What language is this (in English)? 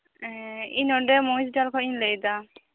Santali